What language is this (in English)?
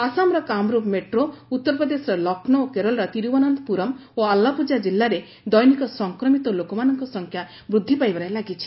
Odia